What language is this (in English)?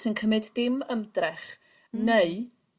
Welsh